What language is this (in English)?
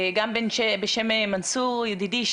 Hebrew